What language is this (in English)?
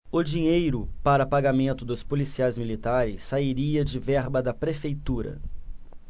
Portuguese